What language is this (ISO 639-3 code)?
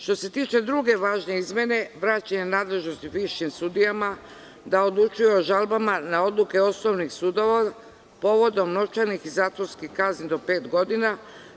srp